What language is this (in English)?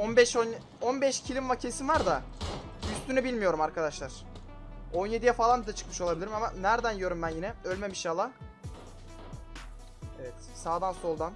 Turkish